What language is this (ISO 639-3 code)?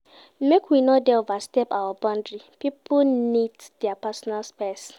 pcm